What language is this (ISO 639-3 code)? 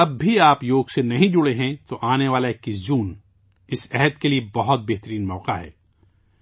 urd